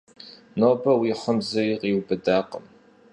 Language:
Kabardian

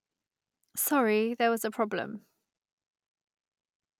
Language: English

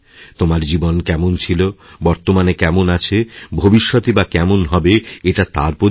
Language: Bangla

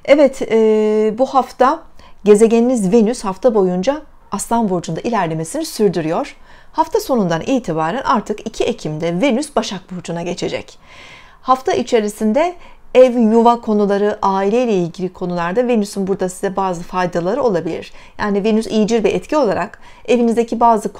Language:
Turkish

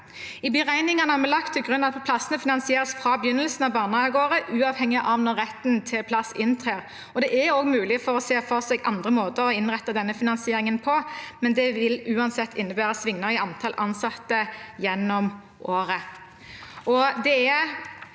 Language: Norwegian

